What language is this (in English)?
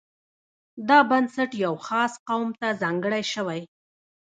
Pashto